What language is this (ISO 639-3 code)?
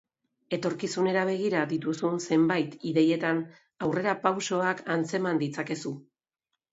eus